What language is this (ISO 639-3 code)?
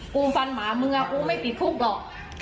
tha